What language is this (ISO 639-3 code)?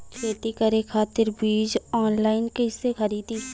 bho